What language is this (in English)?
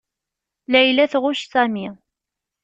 Kabyle